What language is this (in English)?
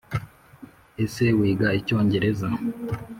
Kinyarwanda